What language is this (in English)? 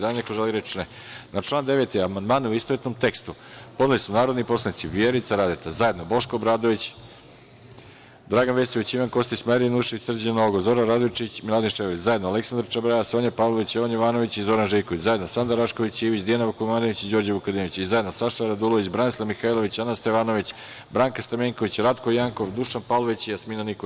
Serbian